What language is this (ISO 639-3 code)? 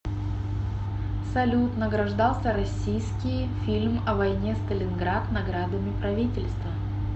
rus